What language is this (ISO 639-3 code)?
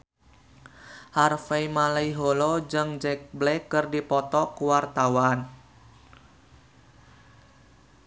sun